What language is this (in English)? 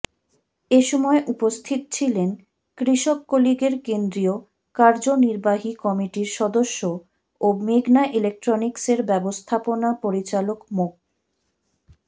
Bangla